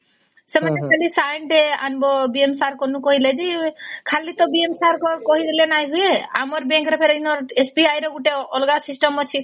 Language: Odia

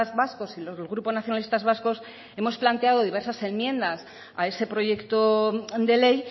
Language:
Spanish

